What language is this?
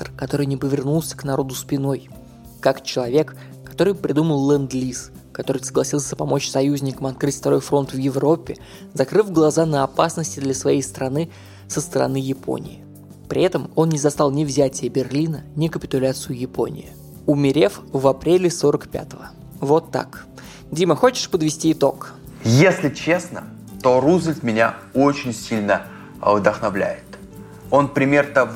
Russian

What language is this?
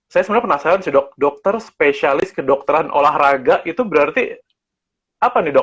Indonesian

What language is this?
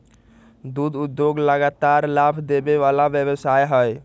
Magahi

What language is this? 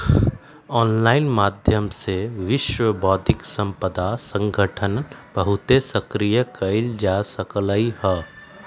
Magahi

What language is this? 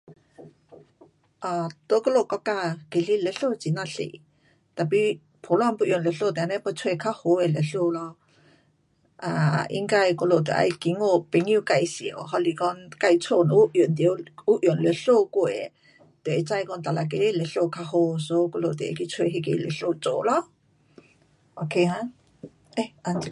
Pu-Xian Chinese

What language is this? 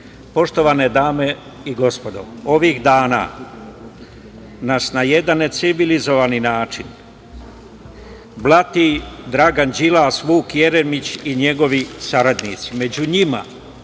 Serbian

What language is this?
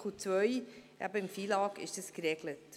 Swiss German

